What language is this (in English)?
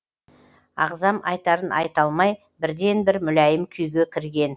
Kazakh